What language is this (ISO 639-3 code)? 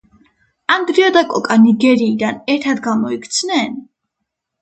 kat